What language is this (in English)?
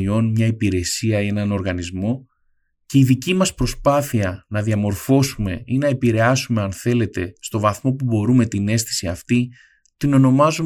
Greek